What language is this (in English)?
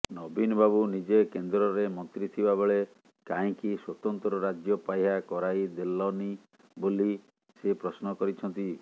Odia